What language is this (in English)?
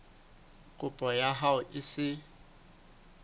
Southern Sotho